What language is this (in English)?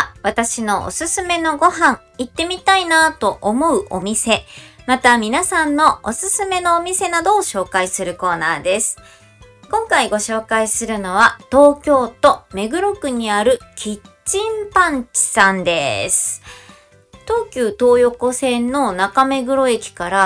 Japanese